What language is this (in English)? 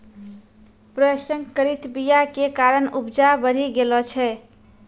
Maithili